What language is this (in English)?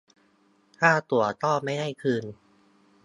Thai